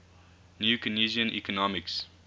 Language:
English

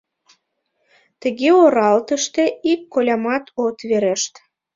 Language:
Mari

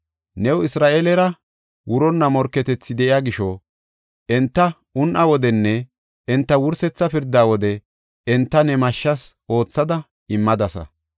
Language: Gofa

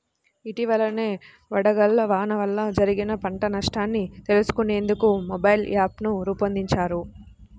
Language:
Telugu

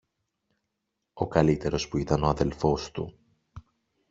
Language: Greek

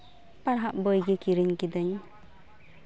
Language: Santali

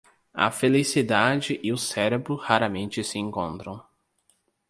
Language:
Portuguese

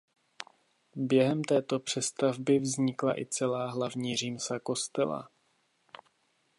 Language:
Czech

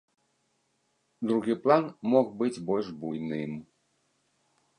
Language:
Belarusian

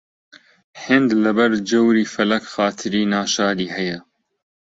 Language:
Central Kurdish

